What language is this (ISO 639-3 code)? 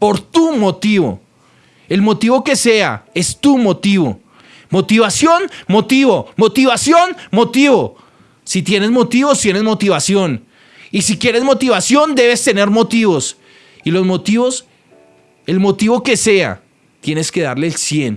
spa